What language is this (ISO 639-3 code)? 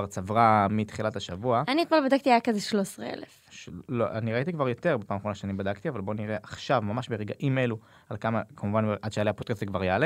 heb